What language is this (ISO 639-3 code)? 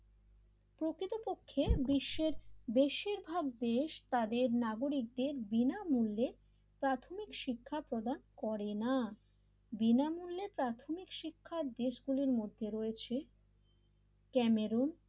ben